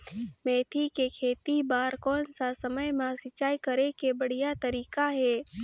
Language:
Chhattisgarhi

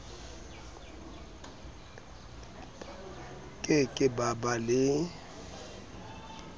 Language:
Southern Sotho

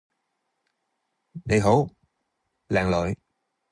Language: Cantonese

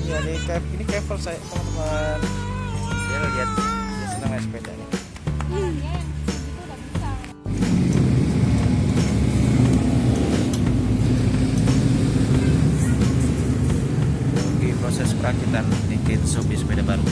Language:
Indonesian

